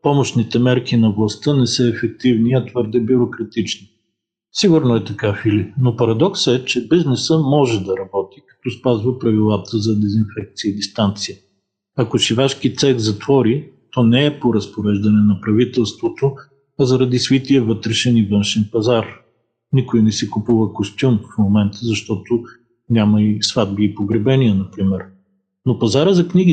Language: Bulgarian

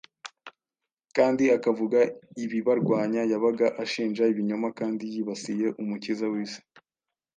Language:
Kinyarwanda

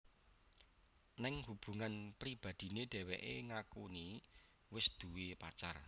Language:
Javanese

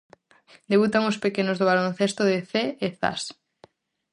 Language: Galician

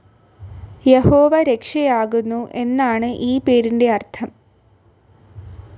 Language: Malayalam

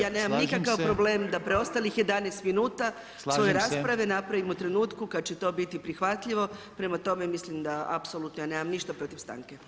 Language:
Croatian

